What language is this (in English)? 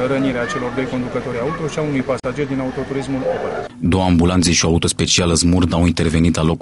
Romanian